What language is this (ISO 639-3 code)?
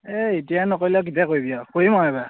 asm